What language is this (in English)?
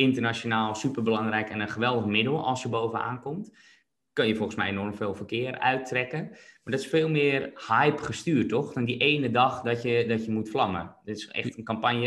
Dutch